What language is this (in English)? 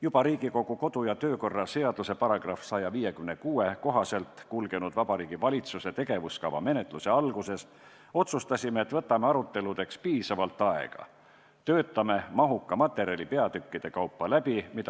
Estonian